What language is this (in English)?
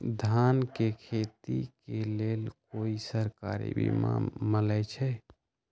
Magahi